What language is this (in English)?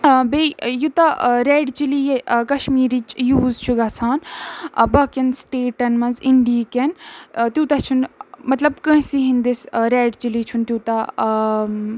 Kashmiri